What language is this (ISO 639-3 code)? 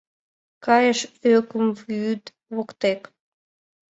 chm